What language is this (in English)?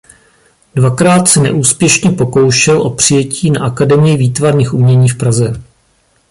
Czech